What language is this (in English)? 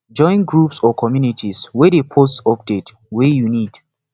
Nigerian Pidgin